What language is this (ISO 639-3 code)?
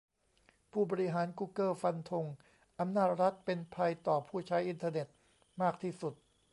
tha